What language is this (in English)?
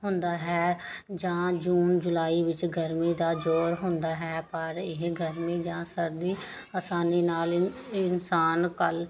Punjabi